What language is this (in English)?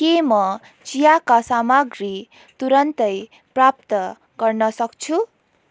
Nepali